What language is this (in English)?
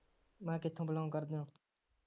Punjabi